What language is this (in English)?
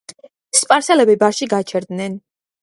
Georgian